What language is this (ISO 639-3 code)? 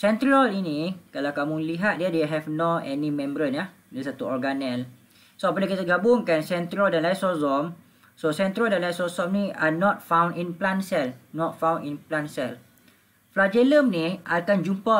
msa